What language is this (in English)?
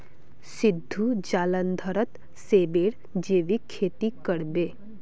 Magahi